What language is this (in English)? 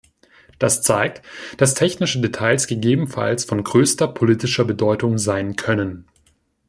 German